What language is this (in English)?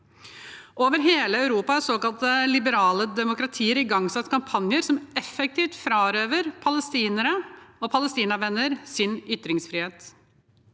Norwegian